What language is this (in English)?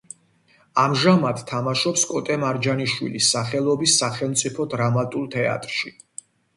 Georgian